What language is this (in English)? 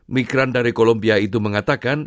Indonesian